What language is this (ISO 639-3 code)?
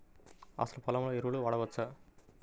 tel